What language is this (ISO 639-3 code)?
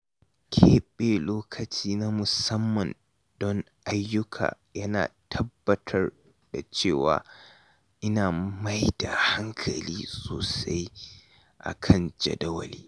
hau